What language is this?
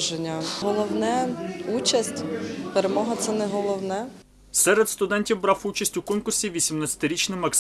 Ukrainian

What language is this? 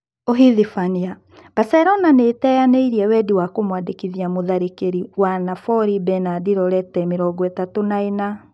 Kikuyu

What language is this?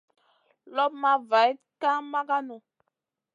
Masana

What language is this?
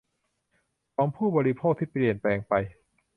Thai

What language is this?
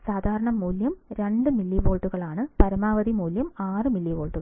Malayalam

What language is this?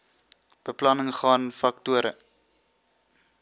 Afrikaans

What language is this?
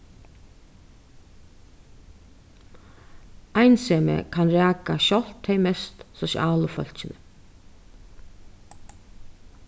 Faroese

